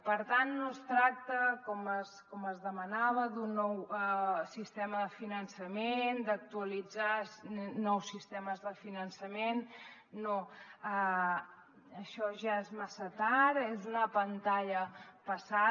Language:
Catalan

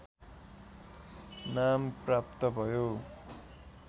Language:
Nepali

